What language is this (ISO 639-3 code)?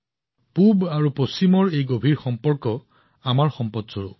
asm